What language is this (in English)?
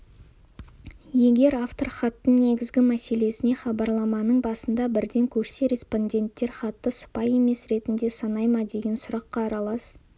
Kazakh